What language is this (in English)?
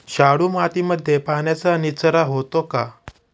Marathi